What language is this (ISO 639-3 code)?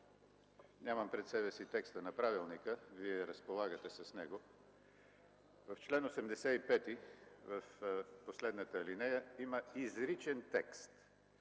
bul